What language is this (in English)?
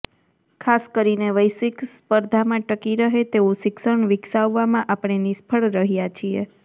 Gujarati